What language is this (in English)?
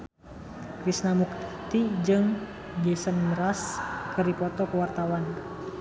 Sundanese